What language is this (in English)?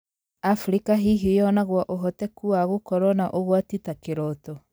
Kikuyu